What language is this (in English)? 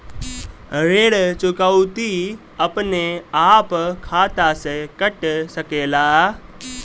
Bhojpuri